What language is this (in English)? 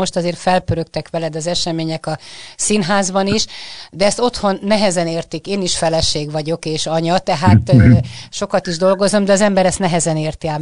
Hungarian